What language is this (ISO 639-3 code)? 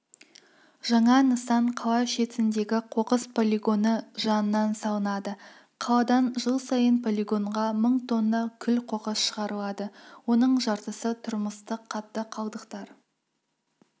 kaz